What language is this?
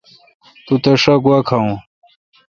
Kalkoti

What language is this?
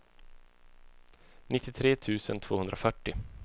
Swedish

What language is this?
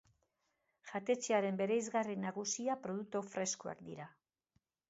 Basque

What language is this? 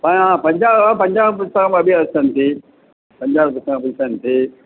Sanskrit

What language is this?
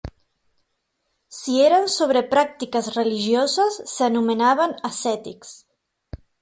Catalan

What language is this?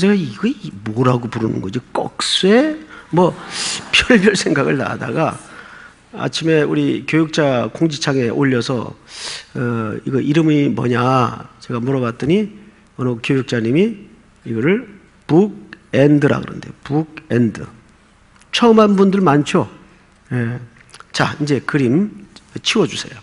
Korean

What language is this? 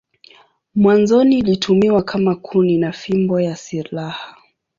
Swahili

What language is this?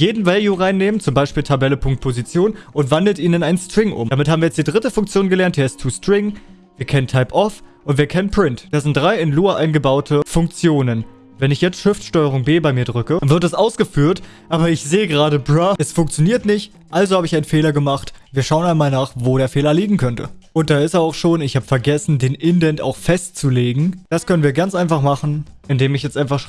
German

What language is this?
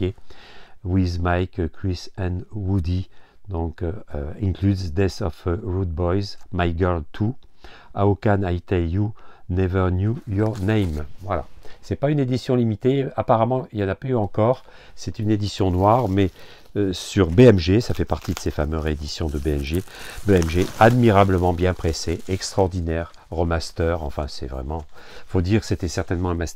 French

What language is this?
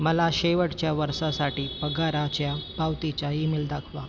Marathi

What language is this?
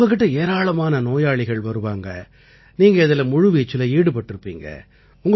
Tamil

